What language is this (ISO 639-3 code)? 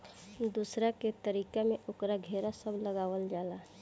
bho